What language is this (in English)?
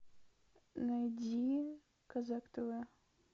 Russian